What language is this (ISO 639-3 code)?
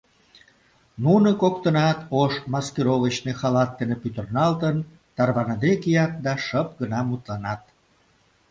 chm